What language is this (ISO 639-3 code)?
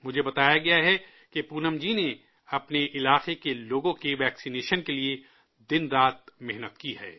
urd